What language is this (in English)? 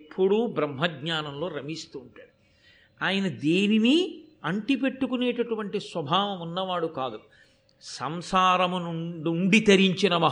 Telugu